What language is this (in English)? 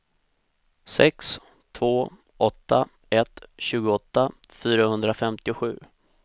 Swedish